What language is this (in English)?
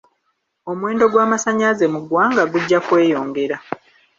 Ganda